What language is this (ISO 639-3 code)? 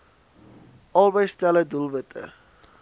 afr